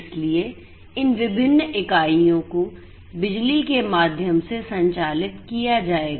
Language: Hindi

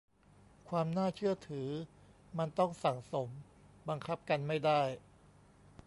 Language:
Thai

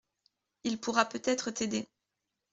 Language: French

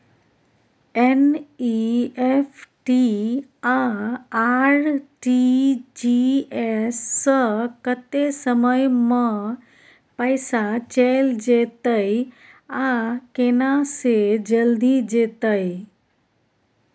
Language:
Maithili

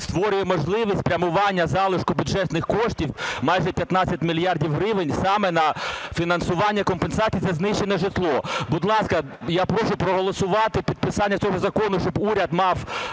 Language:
Ukrainian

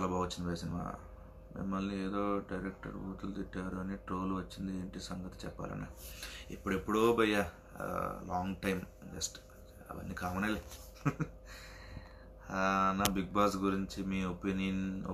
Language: Telugu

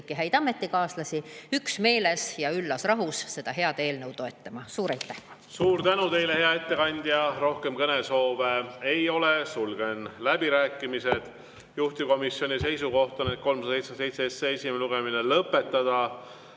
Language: Estonian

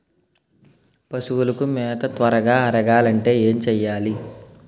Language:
Telugu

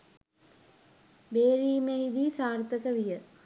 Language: Sinhala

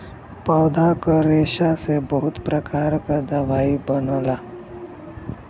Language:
Bhojpuri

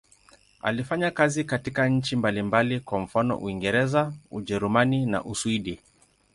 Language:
Swahili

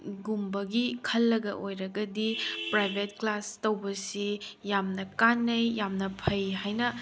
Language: Manipuri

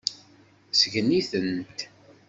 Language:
Kabyle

